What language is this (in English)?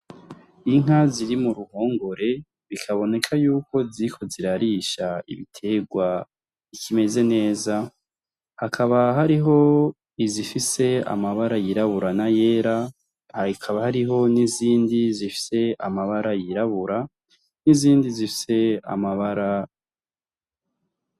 Rundi